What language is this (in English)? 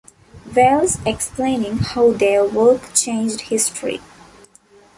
English